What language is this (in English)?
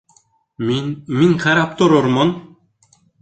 Bashkir